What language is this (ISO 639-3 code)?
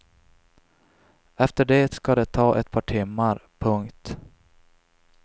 swe